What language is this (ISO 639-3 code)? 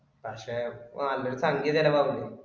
mal